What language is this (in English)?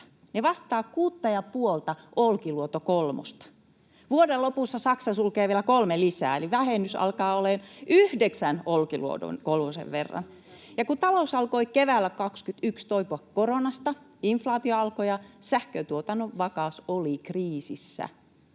Finnish